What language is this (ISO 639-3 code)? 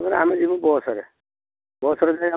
ori